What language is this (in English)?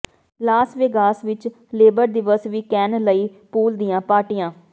Punjabi